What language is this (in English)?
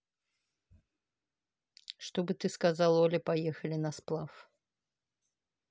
Russian